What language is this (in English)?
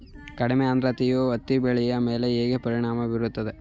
Kannada